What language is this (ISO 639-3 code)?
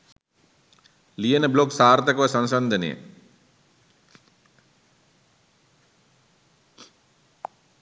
sin